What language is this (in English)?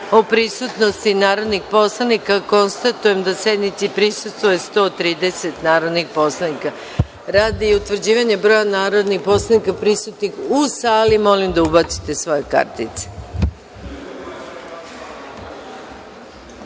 Serbian